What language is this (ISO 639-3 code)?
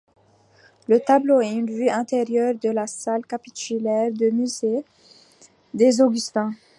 fra